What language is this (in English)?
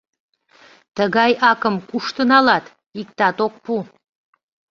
Mari